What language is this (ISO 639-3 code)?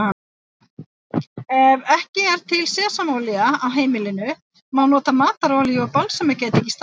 isl